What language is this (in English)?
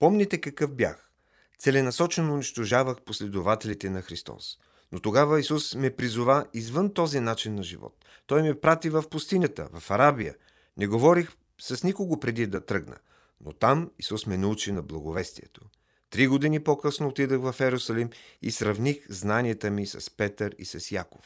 Bulgarian